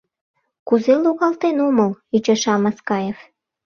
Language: Mari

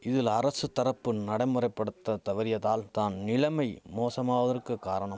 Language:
Tamil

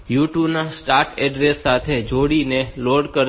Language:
Gujarati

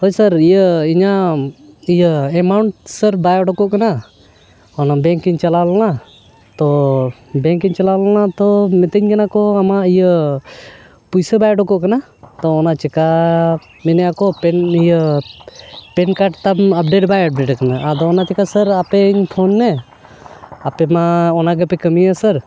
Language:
Santali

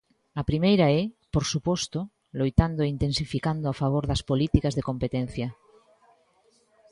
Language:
Galician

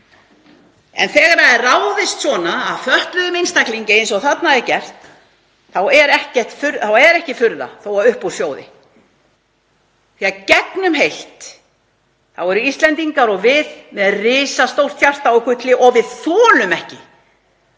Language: Icelandic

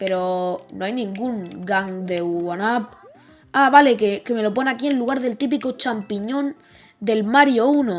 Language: Spanish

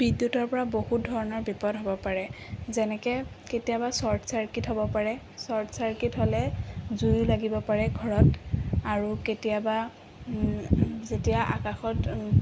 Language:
Assamese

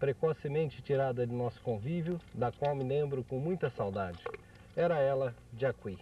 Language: Portuguese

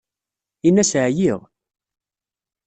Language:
Kabyle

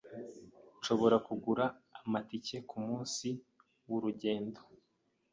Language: Kinyarwanda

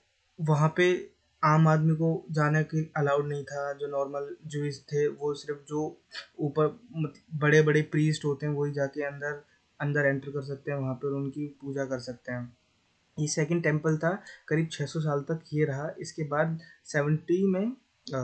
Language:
Hindi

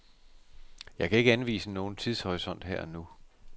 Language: Danish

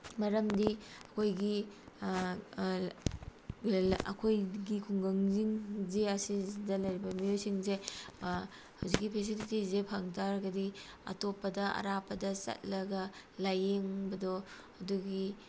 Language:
Manipuri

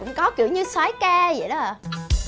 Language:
Vietnamese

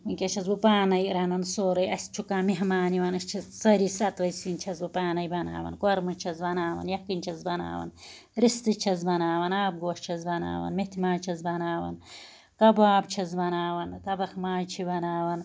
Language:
Kashmiri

